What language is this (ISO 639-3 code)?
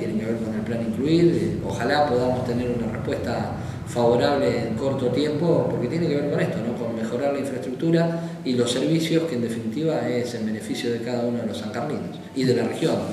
spa